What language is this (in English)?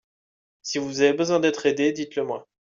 French